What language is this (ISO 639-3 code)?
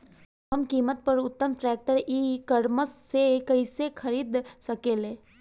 bho